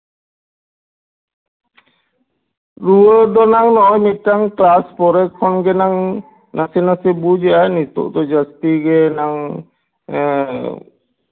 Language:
Santali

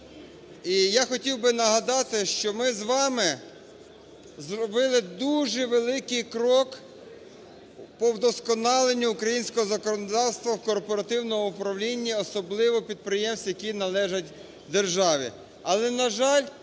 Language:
Ukrainian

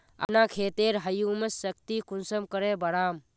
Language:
Magahi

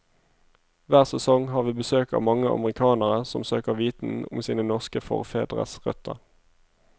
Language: Norwegian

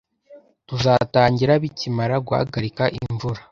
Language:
Kinyarwanda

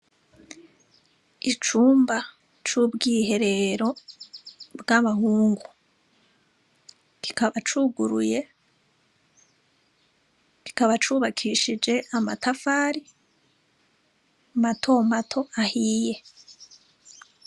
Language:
Rundi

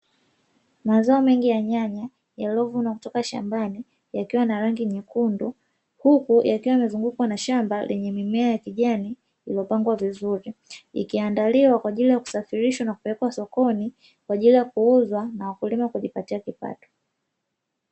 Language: Swahili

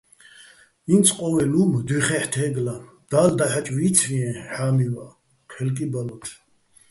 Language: Bats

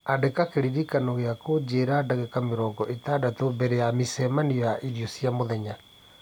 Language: Kikuyu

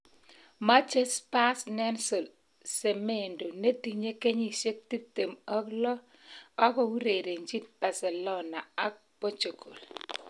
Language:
Kalenjin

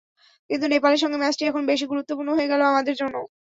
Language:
Bangla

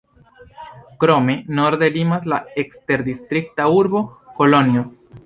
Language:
Esperanto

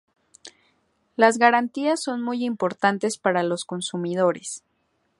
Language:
Spanish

